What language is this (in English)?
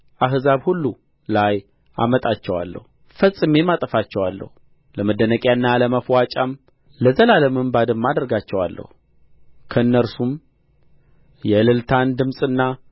Amharic